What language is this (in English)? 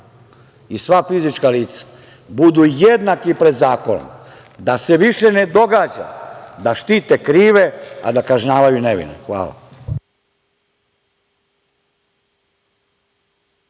Serbian